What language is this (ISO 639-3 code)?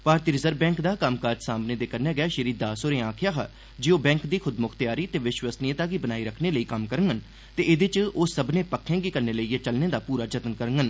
doi